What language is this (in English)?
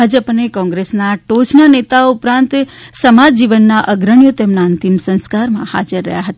Gujarati